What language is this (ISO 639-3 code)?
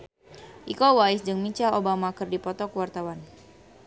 sun